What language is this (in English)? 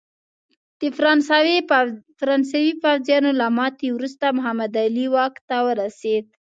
Pashto